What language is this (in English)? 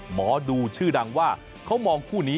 Thai